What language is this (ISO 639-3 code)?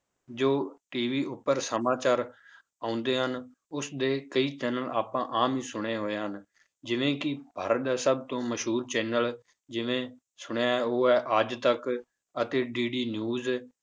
pan